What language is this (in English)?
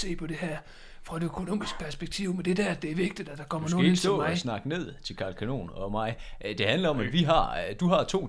Danish